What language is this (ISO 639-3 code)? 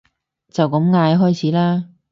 yue